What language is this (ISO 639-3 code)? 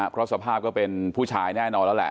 tha